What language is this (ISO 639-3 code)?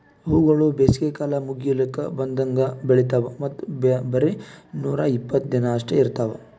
kan